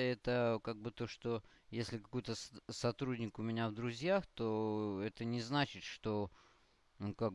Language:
Russian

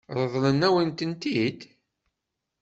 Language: Kabyle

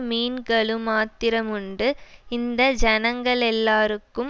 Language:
Tamil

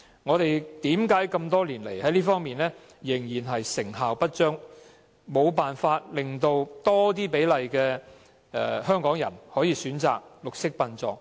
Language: Cantonese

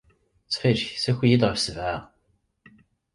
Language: Kabyle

